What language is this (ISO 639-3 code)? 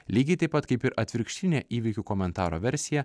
lit